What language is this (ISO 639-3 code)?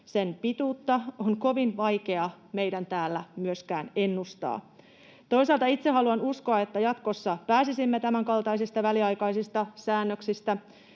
fin